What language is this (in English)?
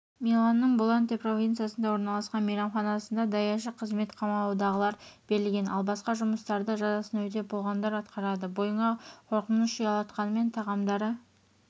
Kazakh